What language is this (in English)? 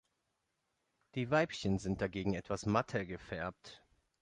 German